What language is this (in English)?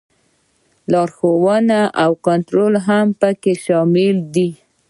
Pashto